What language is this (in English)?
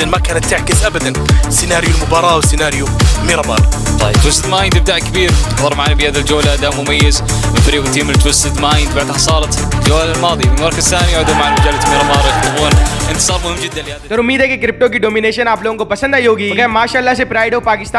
Arabic